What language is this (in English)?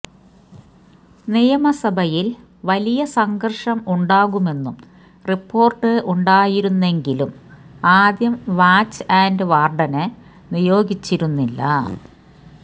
Malayalam